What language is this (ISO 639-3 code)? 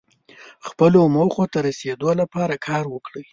pus